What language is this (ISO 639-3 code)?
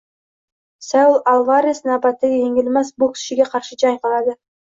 uzb